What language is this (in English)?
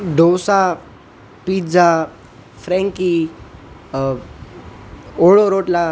Gujarati